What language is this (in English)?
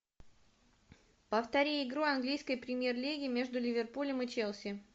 Russian